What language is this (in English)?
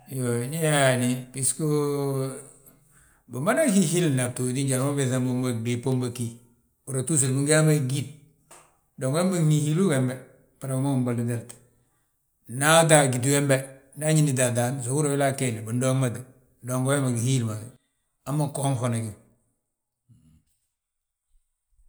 Balanta-Ganja